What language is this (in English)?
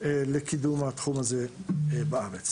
Hebrew